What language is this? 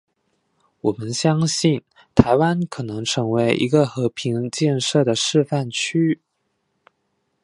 Chinese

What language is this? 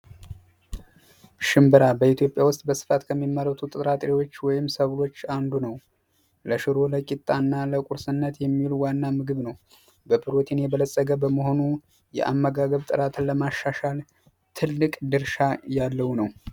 Amharic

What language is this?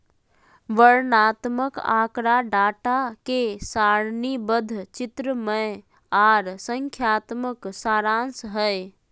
Magahi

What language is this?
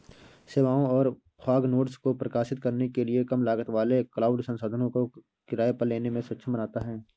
Hindi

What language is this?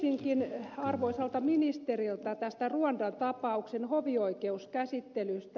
Finnish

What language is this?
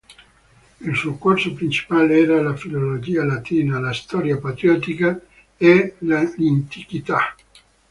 Italian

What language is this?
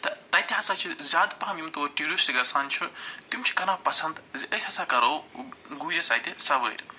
Kashmiri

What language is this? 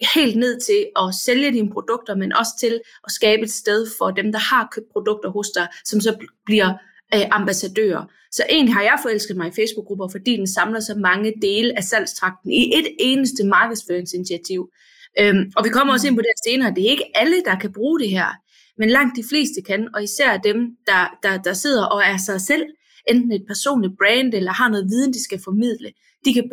Danish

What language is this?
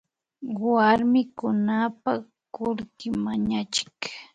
Imbabura Highland Quichua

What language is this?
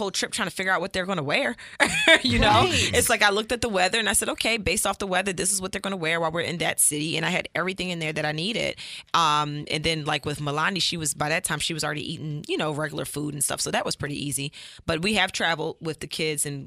English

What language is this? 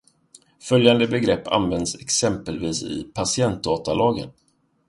Swedish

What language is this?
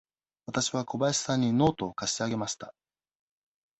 Japanese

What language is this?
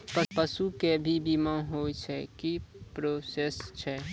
Maithili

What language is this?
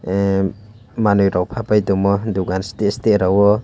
Kok Borok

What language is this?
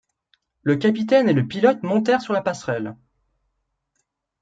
French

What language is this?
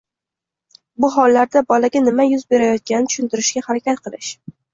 Uzbek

